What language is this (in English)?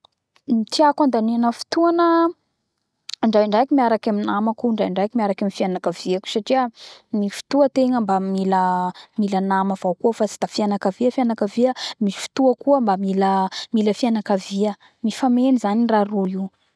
Bara Malagasy